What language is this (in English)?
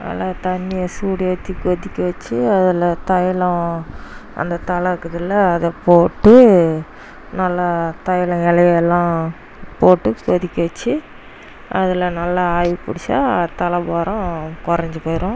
Tamil